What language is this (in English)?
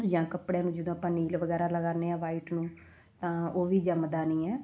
Punjabi